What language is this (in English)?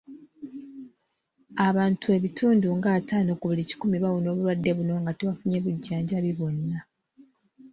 Ganda